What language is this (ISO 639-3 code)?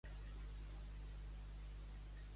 cat